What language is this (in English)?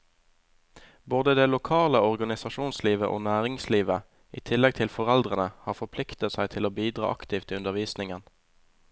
Norwegian